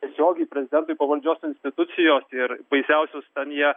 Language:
Lithuanian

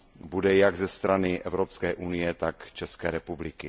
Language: Czech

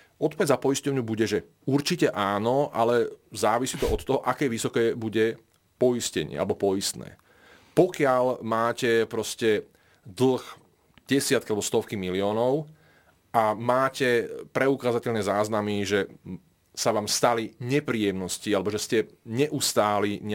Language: Slovak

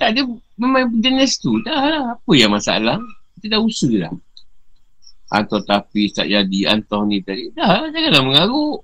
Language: Malay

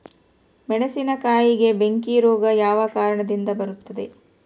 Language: Kannada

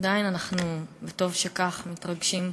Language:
Hebrew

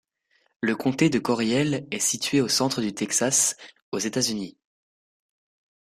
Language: French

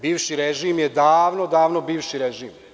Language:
Serbian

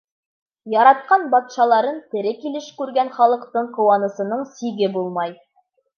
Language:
Bashkir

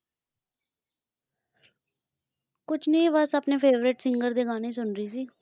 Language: Punjabi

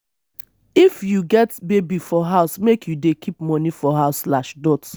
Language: Nigerian Pidgin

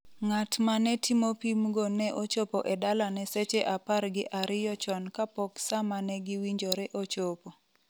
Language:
Luo (Kenya and Tanzania)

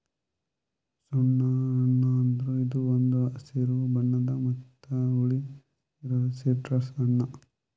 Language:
Kannada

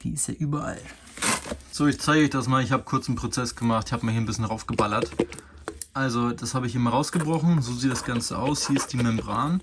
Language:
German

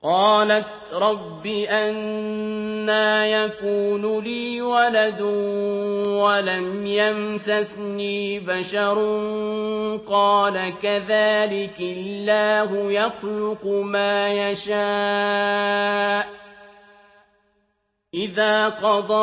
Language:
Arabic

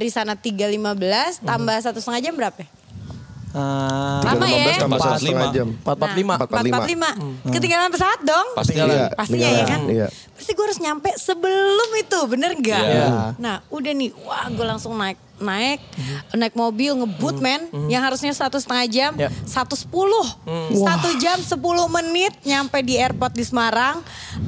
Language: Indonesian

